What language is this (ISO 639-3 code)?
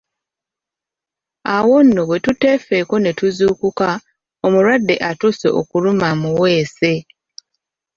lug